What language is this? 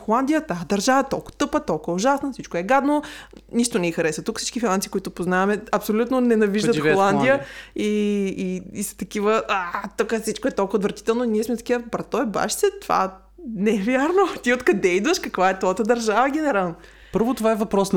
Bulgarian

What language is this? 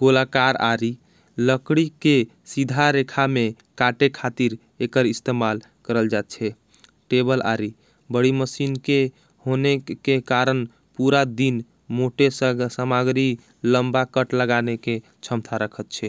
Angika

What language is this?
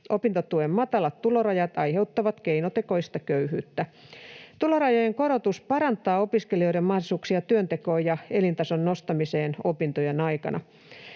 Finnish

